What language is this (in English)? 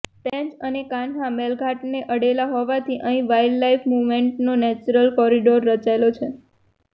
Gujarati